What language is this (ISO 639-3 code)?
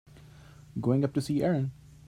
eng